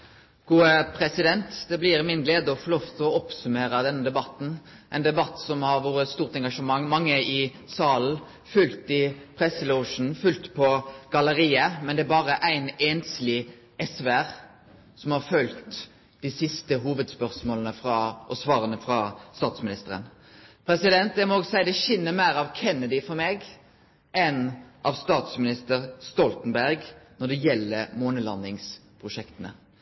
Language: Norwegian Nynorsk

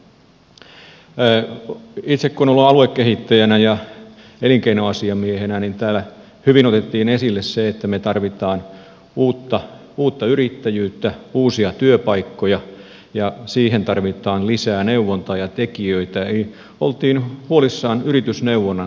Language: Finnish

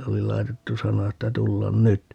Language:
Finnish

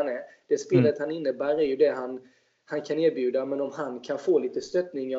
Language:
Swedish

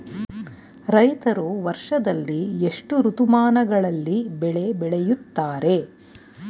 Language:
Kannada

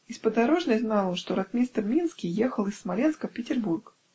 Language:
Russian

